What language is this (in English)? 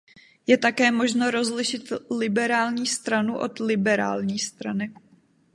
Czech